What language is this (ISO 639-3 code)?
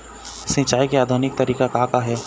hne